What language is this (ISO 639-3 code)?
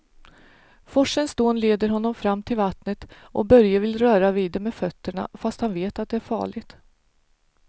swe